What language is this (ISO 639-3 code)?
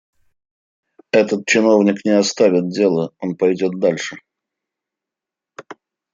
rus